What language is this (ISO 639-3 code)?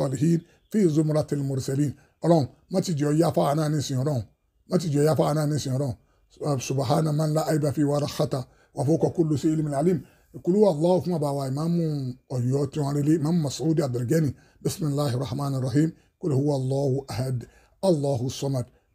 ara